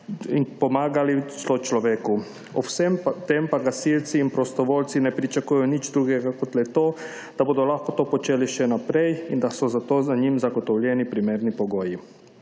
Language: Slovenian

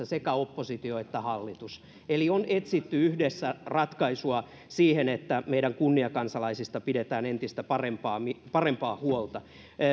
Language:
Finnish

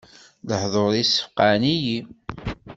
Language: Kabyle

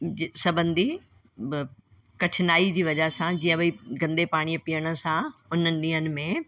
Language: Sindhi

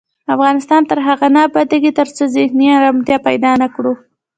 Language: Pashto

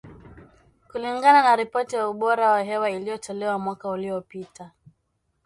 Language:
Swahili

